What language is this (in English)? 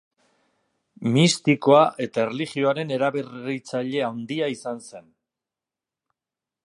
Basque